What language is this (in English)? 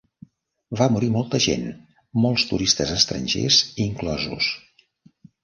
Catalan